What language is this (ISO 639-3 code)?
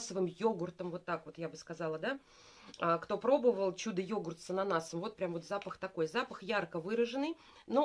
rus